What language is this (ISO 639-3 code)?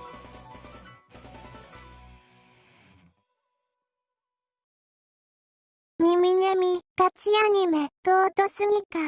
jpn